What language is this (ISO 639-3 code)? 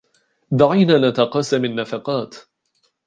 ara